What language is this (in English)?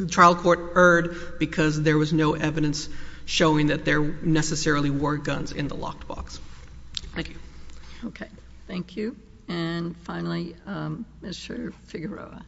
English